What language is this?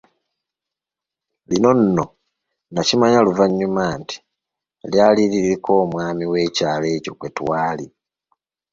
Ganda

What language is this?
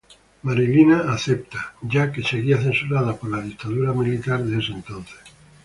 Spanish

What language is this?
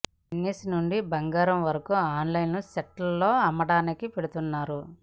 Telugu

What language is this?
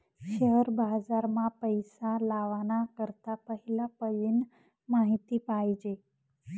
Marathi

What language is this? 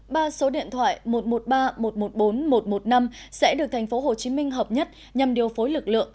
Vietnamese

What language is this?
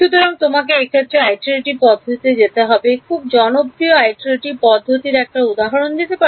Bangla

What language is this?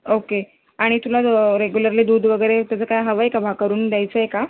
Marathi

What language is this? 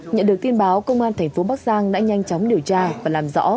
Vietnamese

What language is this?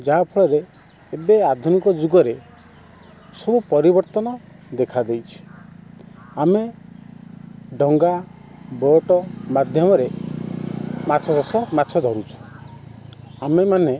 Odia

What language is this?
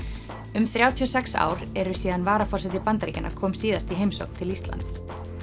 Icelandic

